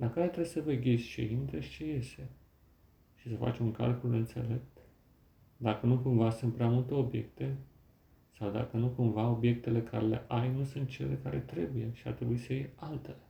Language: Romanian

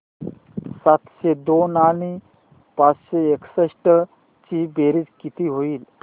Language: Marathi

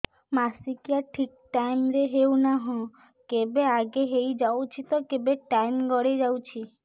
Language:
Odia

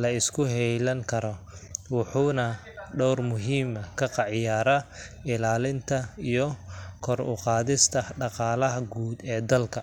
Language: Somali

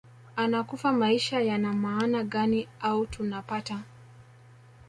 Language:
Swahili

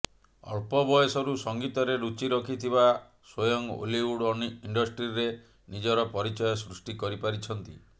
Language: Odia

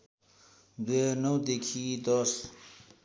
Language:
Nepali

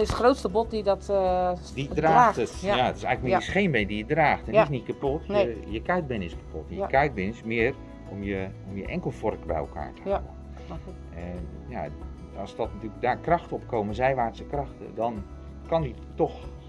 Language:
Dutch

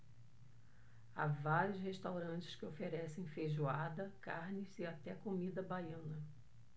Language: Portuguese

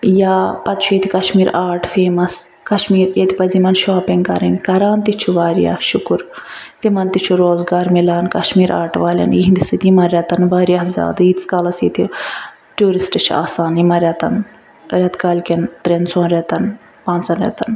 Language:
Kashmiri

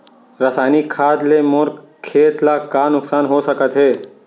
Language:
Chhattisgarhi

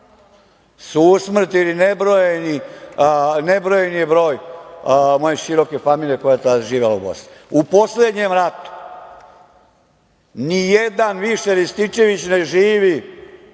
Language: Serbian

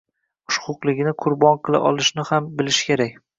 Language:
Uzbek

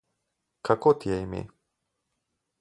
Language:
Slovenian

